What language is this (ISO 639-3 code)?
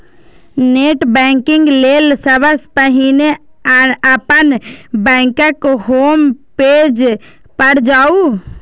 mai